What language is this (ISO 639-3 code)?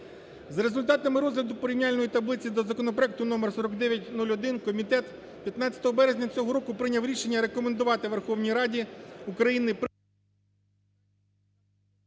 ukr